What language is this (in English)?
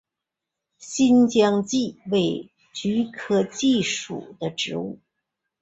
Chinese